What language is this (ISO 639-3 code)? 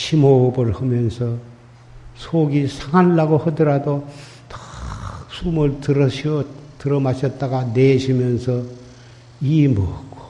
kor